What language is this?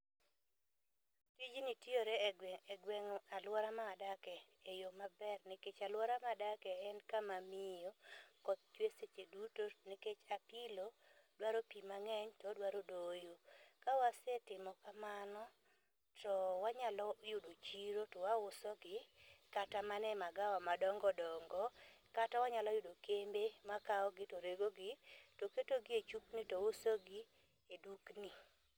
Luo (Kenya and Tanzania)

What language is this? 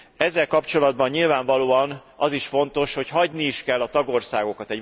Hungarian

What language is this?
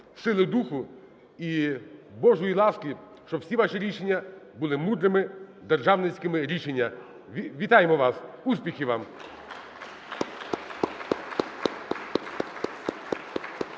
Ukrainian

